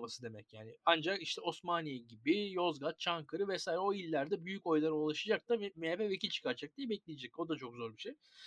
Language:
Turkish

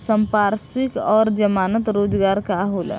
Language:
Bhojpuri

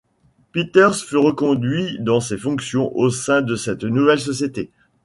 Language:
French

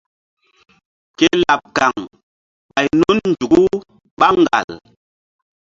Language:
Mbum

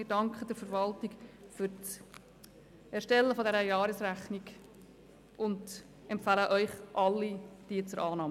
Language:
Swiss German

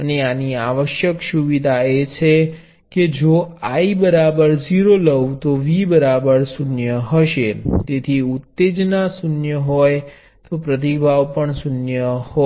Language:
Gujarati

